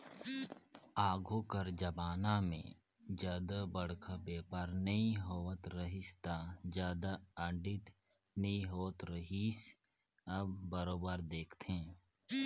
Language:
Chhattisgarhi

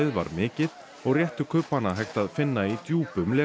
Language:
Icelandic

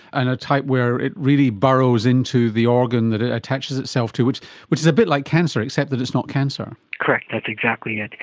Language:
English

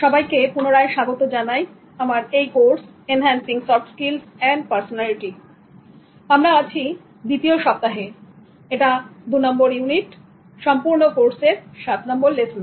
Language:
Bangla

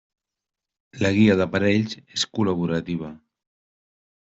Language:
Catalan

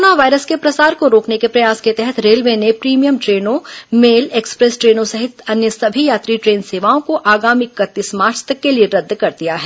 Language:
Hindi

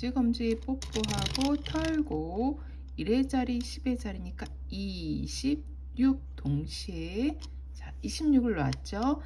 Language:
Korean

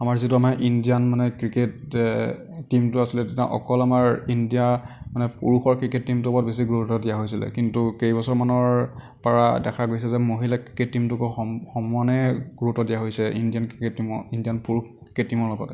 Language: Assamese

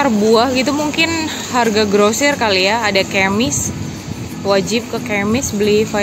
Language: Indonesian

